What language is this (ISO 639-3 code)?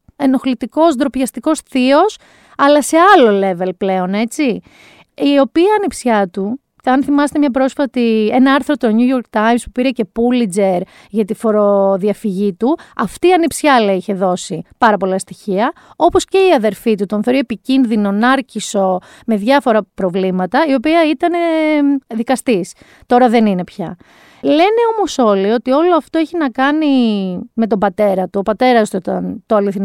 ell